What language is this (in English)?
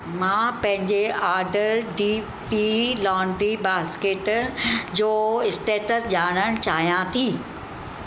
Sindhi